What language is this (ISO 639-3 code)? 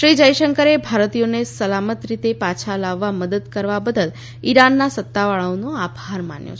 guj